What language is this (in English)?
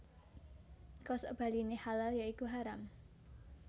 Javanese